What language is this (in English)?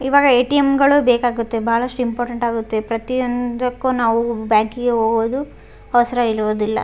Kannada